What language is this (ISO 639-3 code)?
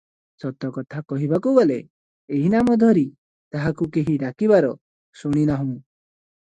ori